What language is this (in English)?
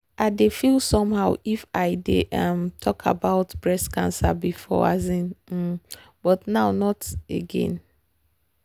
Nigerian Pidgin